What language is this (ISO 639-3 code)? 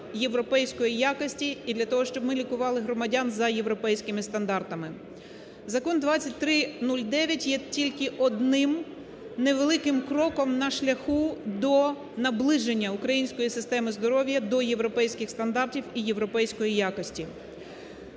ukr